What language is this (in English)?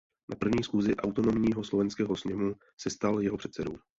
Czech